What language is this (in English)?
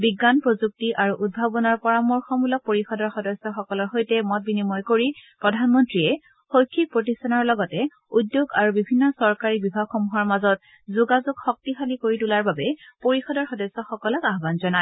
Assamese